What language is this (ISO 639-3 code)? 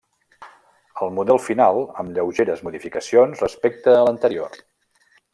cat